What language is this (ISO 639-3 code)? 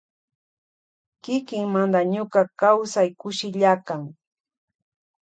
qvj